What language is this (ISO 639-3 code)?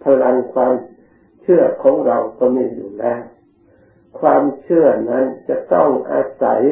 tha